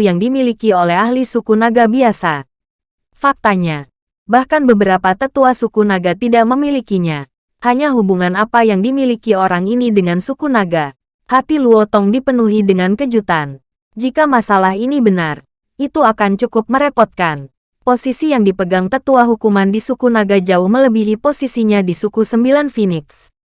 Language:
Indonesian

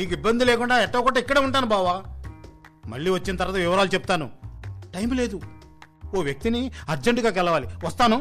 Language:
Telugu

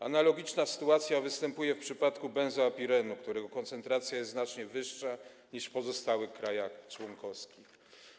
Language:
Polish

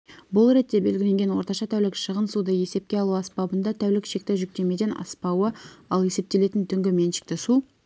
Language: Kazakh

